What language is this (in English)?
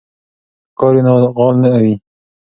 Pashto